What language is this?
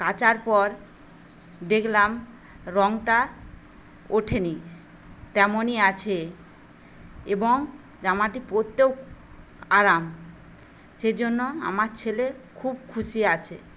Bangla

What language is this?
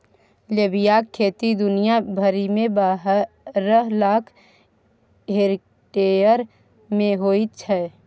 Maithili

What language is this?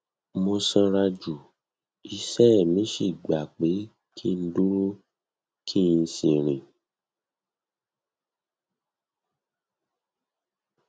Yoruba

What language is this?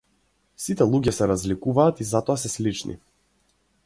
Macedonian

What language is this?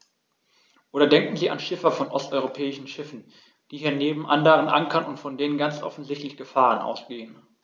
German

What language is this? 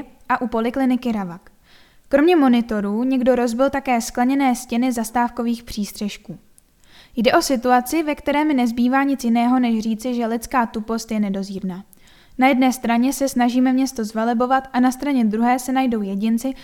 Czech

